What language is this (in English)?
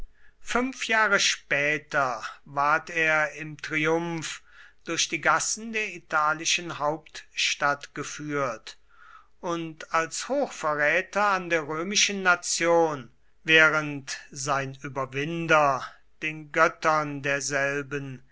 German